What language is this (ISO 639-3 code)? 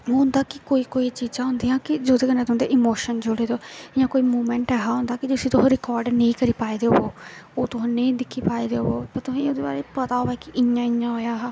doi